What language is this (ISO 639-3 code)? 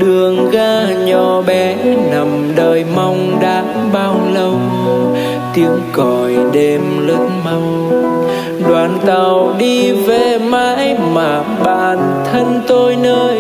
vie